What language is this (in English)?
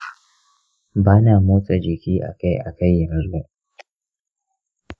Hausa